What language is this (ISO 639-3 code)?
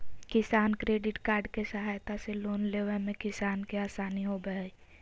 mag